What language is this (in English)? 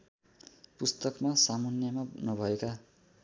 Nepali